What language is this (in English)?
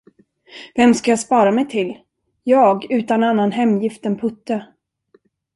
Swedish